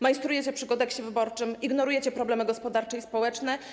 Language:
Polish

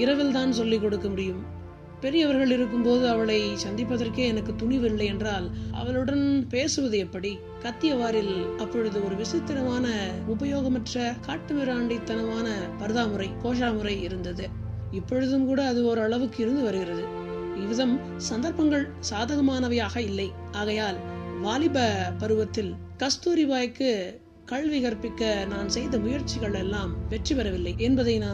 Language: Tamil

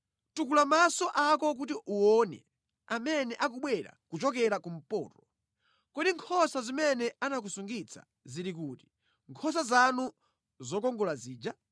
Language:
Nyanja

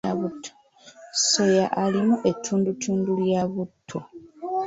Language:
Ganda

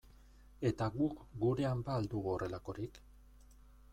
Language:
Basque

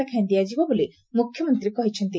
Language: Odia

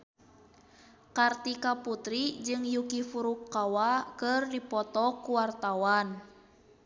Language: Sundanese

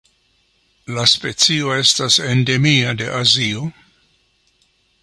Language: Esperanto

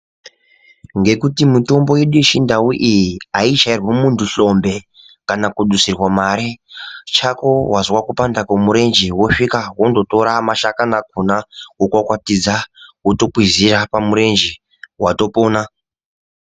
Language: Ndau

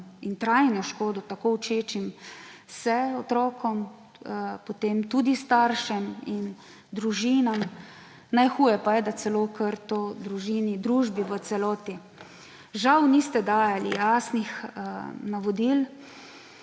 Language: Slovenian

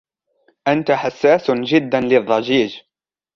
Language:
Arabic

